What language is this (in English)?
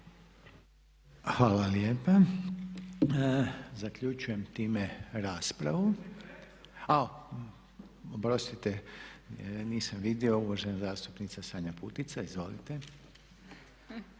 Croatian